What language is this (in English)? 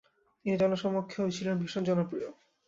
Bangla